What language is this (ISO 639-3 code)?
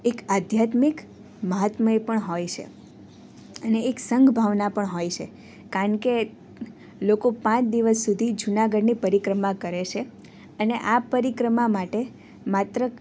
guj